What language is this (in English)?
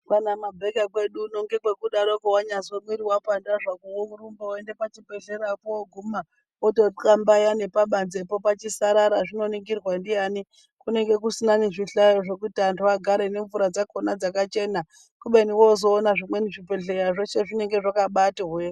Ndau